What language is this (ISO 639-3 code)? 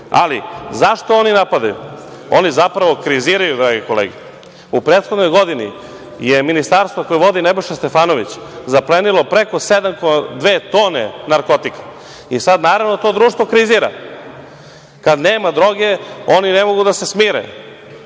srp